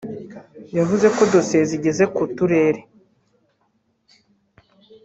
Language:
Kinyarwanda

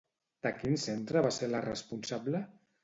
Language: Catalan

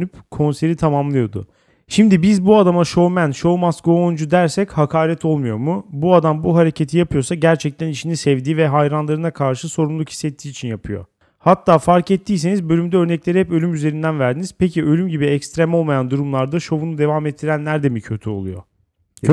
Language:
Turkish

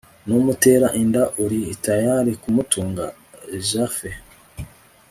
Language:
Kinyarwanda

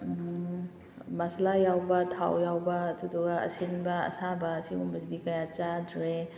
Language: Manipuri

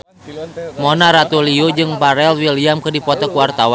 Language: Sundanese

